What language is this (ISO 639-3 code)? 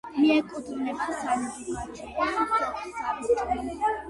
kat